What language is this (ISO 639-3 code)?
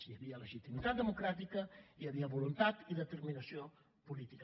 cat